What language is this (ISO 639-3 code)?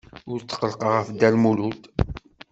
kab